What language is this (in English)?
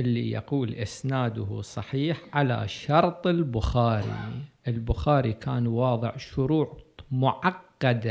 Arabic